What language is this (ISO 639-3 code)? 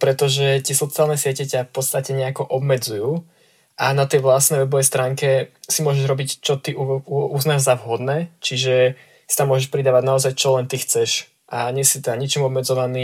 slk